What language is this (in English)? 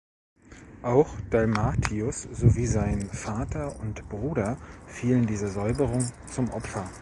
German